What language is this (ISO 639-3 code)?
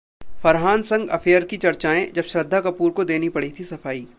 hin